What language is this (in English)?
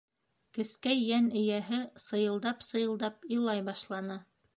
Bashkir